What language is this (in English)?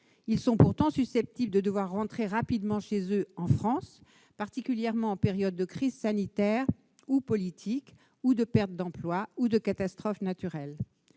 French